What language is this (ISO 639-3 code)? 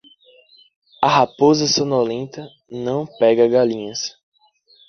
por